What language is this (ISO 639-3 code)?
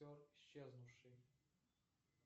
rus